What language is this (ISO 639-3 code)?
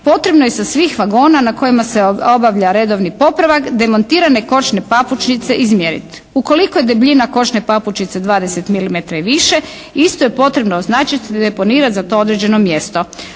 hrv